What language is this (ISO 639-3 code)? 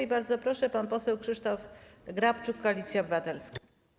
pol